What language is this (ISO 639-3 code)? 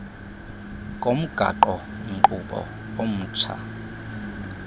xho